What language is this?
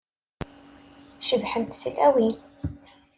Kabyle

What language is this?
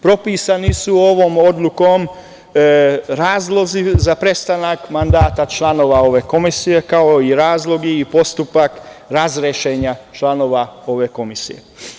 Serbian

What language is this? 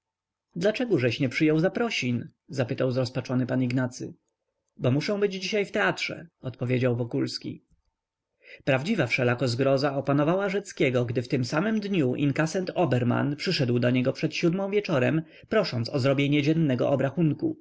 Polish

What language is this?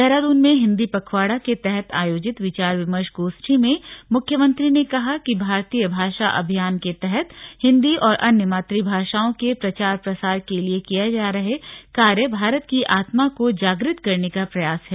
Hindi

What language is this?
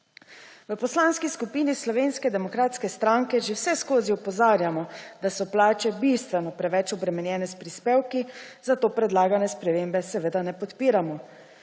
Slovenian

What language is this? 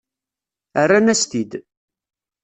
Kabyle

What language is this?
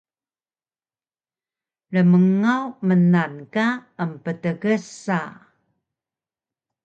Taroko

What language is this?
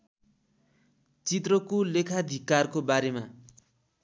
Nepali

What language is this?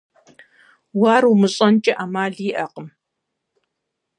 Kabardian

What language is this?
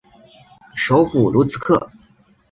Chinese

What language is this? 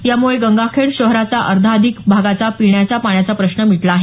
Marathi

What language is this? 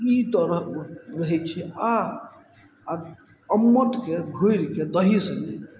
Maithili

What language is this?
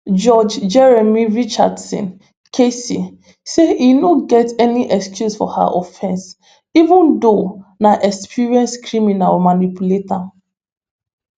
Nigerian Pidgin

